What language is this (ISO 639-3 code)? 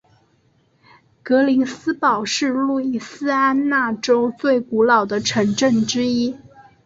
zho